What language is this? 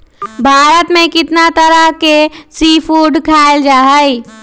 Magahi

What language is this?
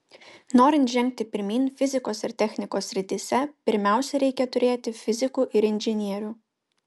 Lithuanian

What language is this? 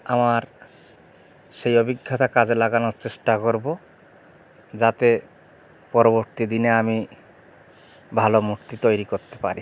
Bangla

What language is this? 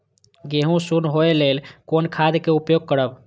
Maithili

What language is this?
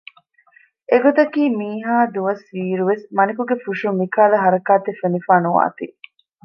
Divehi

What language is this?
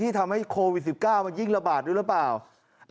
Thai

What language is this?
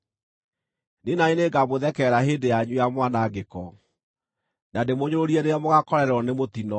Kikuyu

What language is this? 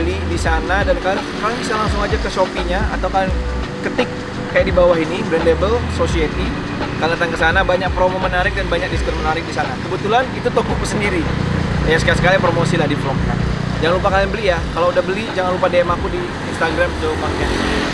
Indonesian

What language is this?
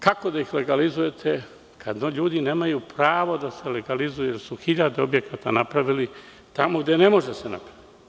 Serbian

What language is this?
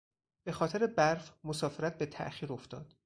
Persian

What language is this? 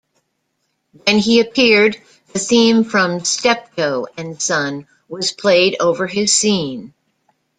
English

